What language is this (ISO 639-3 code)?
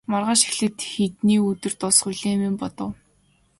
mon